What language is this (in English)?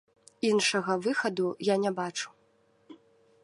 Belarusian